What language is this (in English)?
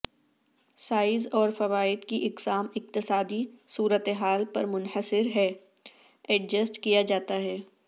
Urdu